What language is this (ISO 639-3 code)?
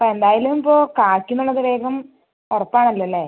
mal